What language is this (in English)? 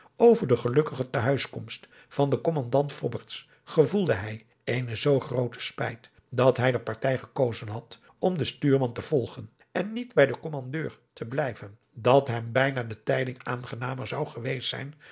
Dutch